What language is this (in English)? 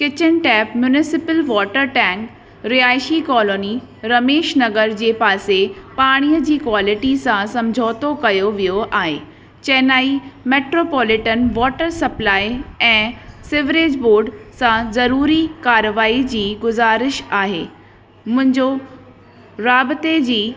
Sindhi